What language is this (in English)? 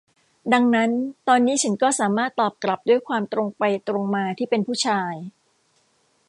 Thai